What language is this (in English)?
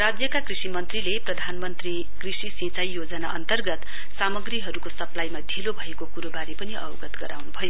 Nepali